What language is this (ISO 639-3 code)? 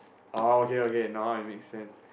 eng